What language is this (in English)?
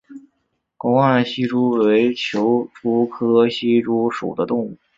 Chinese